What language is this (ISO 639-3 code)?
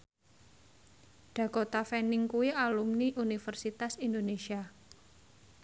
jav